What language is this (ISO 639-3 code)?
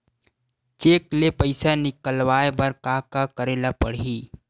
hne